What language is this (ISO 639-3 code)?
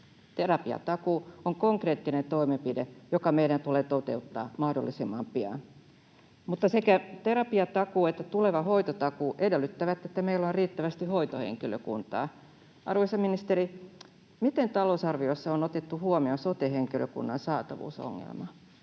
fin